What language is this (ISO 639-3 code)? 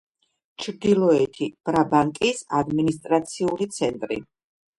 kat